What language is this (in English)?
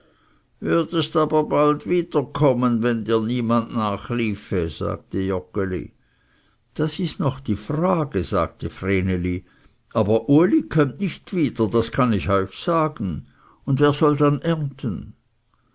German